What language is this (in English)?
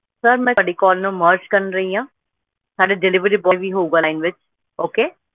Punjabi